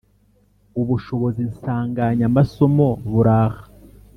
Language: Kinyarwanda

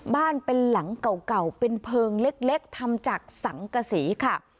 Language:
Thai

